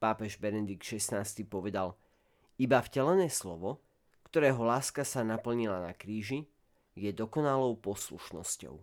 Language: Slovak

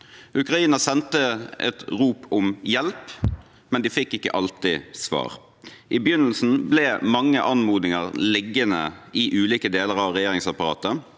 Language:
Norwegian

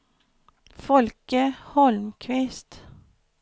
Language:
Swedish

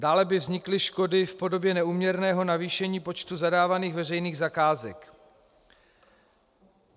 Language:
Czech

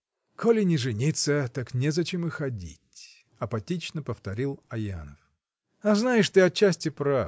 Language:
Russian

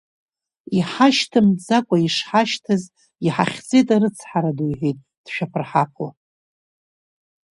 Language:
Abkhazian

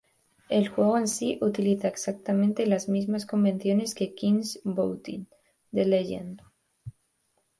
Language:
Spanish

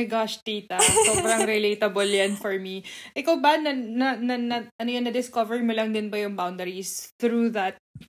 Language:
Filipino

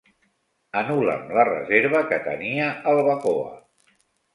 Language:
Catalan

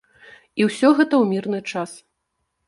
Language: Belarusian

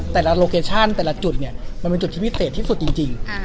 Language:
Thai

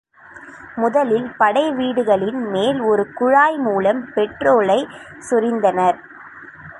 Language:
Tamil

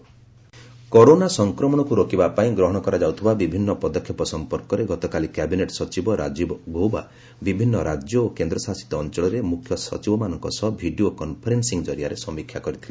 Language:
Odia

